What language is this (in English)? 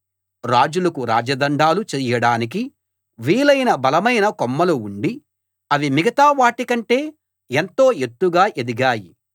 Telugu